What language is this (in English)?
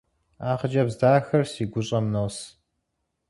Kabardian